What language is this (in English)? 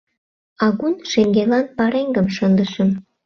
Mari